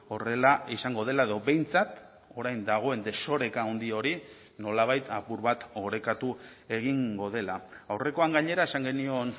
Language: Basque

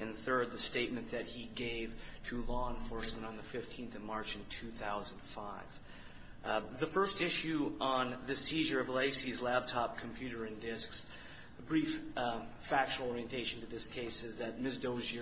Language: English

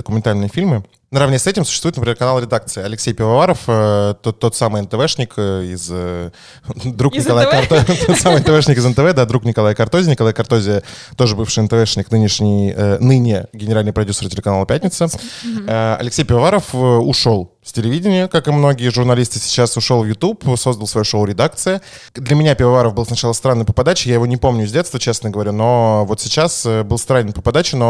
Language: Russian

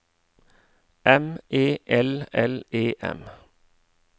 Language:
Norwegian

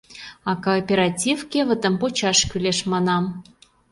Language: Mari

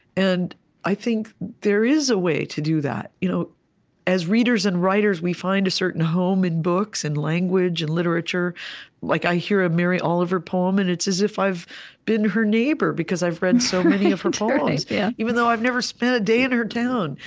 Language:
English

